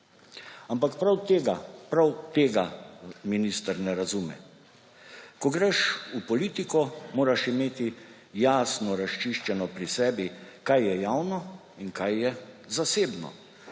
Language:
Slovenian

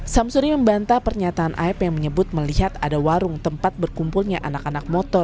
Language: Indonesian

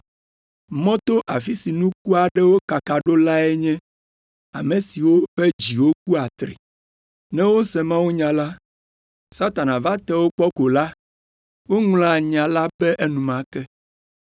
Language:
Ewe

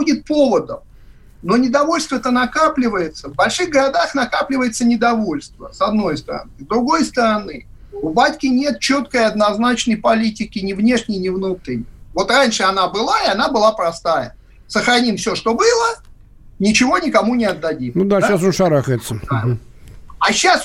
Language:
Russian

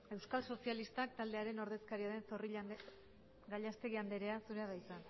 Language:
Basque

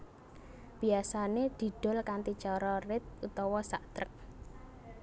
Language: Javanese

